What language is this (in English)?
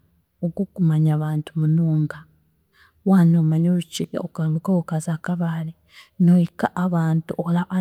Chiga